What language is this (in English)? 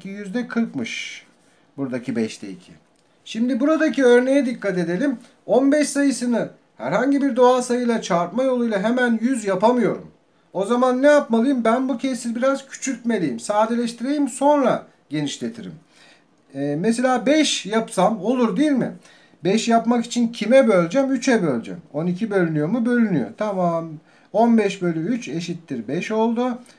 Turkish